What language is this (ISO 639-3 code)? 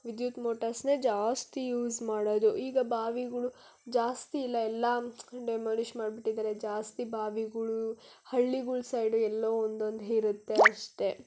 kan